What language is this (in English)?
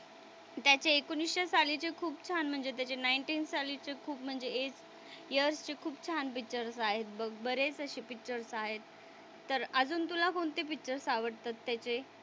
Marathi